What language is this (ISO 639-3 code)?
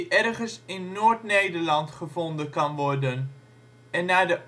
nld